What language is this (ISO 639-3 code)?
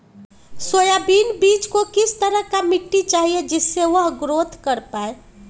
mag